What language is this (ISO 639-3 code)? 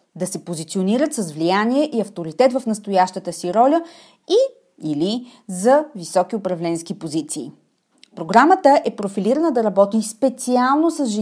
bul